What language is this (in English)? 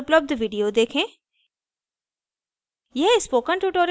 Hindi